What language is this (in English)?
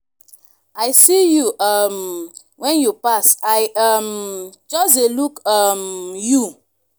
Nigerian Pidgin